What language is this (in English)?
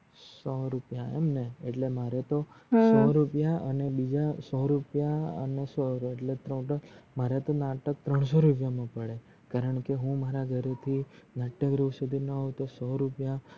Gujarati